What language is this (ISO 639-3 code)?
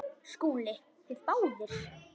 isl